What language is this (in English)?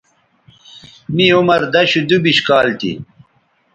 Bateri